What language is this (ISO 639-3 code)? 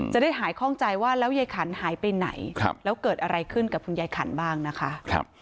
tha